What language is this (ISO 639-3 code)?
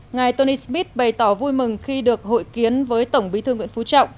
vie